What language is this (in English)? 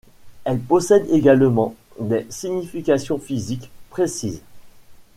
French